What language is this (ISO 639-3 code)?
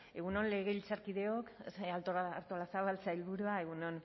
eus